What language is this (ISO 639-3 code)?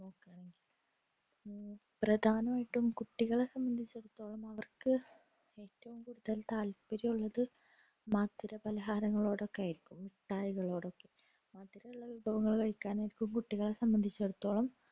mal